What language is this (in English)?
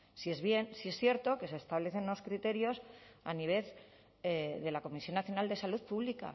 Spanish